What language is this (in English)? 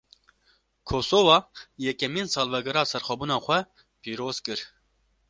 Kurdish